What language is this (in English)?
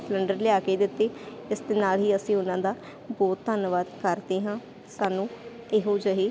Punjabi